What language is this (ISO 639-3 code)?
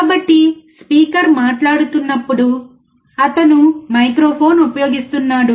tel